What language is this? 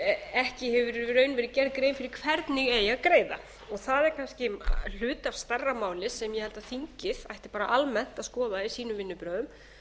Icelandic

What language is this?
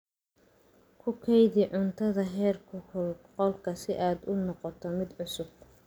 Somali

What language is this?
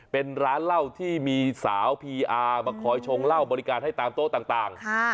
Thai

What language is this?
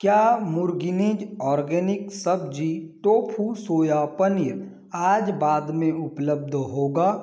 Hindi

